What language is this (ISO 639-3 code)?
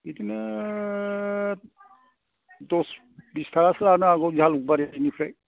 brx